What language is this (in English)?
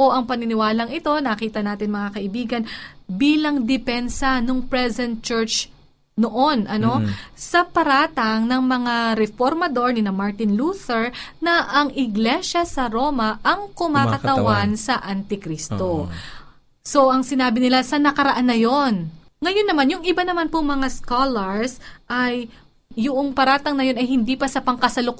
Filipino